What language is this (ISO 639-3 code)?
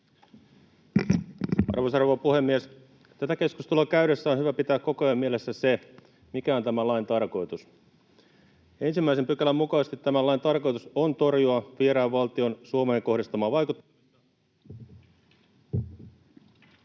fin